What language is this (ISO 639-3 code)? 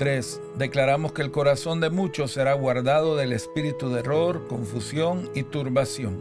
spa